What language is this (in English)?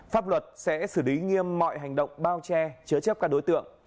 Vietnamese